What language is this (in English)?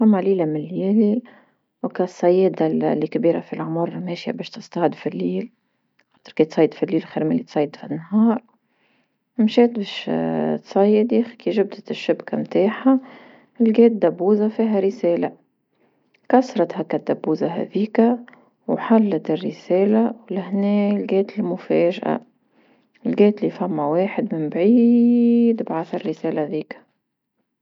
Tunisian Arabic